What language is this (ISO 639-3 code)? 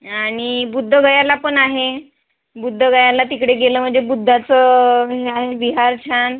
mar